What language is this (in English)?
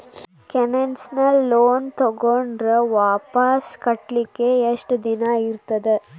Kannada